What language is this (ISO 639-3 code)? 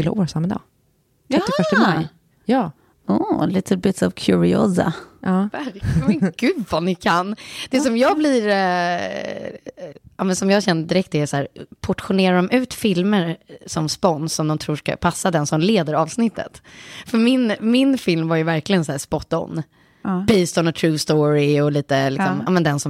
swe